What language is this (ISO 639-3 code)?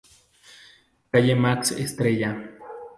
spa